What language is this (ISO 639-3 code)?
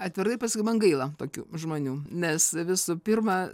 lit